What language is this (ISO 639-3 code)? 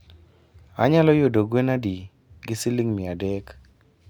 luo